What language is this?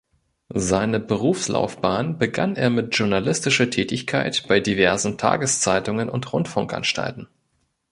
German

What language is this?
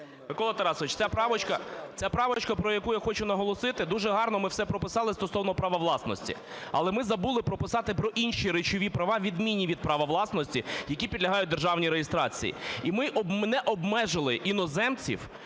Ukrainian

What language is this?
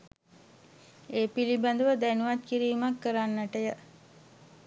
Sinhala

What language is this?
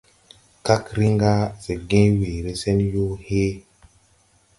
Tupuri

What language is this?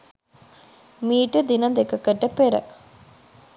Sinhala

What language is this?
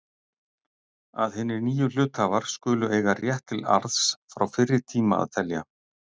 Icelandic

